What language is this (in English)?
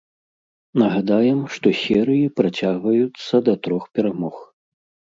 Belarusian